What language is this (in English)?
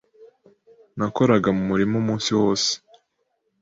Kinyarwanda